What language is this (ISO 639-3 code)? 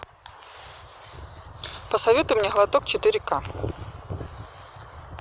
rus